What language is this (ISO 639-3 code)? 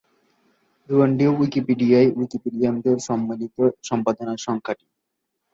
ben